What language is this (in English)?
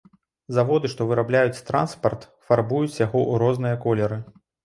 Belarusian